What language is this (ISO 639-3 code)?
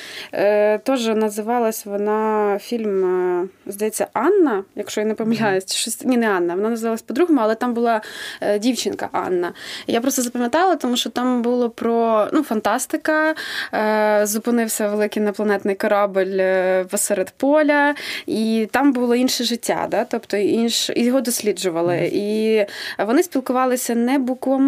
ukr